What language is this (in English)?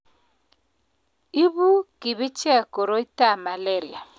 Kalenjin